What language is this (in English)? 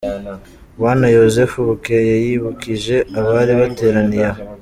Kinyarwanda